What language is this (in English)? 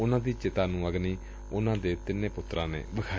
Punjabi